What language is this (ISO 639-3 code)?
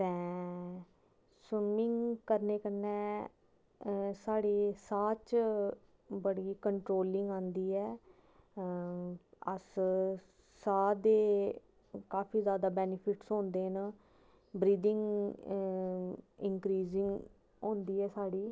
doi